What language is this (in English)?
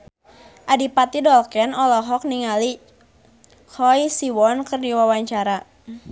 Sundanese